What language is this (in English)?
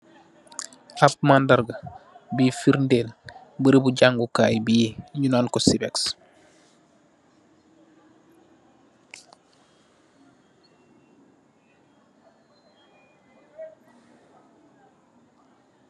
Wolof